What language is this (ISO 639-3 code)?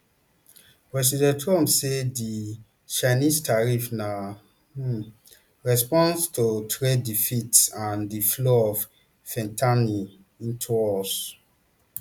pcm